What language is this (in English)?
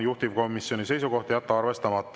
Estonian